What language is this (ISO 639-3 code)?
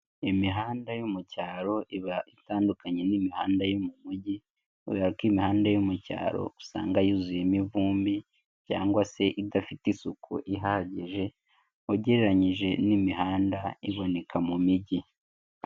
kin